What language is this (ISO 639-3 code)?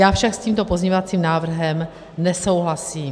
ces